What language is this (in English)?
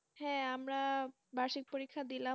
Bangla